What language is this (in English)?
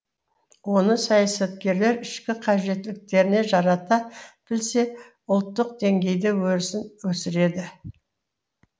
Kazakh